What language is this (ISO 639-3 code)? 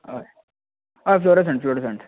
kok